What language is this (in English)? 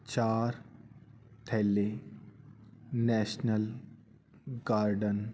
Punjabi